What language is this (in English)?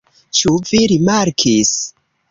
Esperanto